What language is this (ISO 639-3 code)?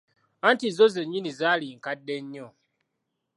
lug